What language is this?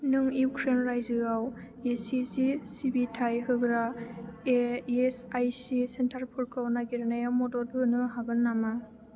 Bodo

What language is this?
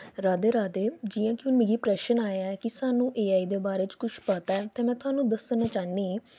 Dogri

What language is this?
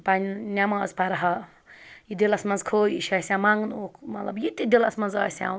Kashmiri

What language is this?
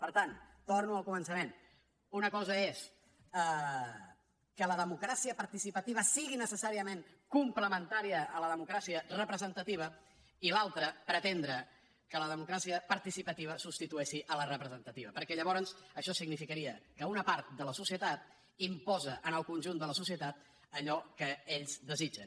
Catalan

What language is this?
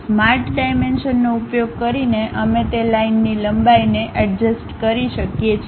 Gujarati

